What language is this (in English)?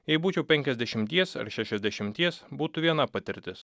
Lithuanian